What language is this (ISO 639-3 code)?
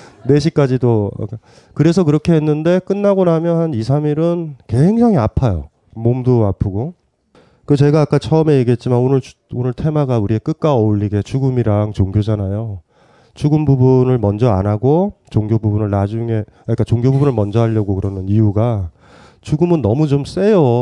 kor